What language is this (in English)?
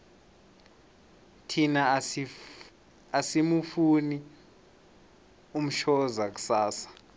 South Ndebele